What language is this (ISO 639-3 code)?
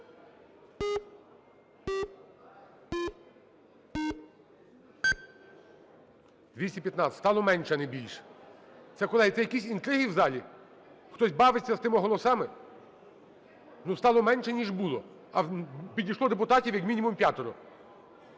ukr